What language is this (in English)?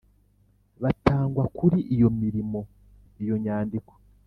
Kinyarwanda